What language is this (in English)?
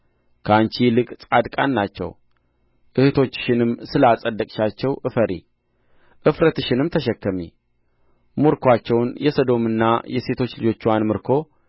Amharic